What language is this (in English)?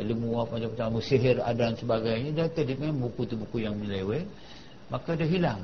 Malay